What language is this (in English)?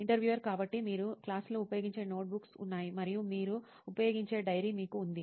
Telugu